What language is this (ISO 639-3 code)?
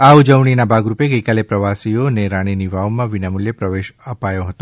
guj